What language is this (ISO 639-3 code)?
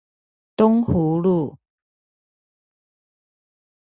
zho